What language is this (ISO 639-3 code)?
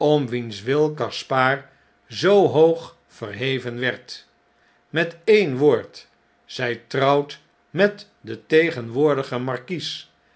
nld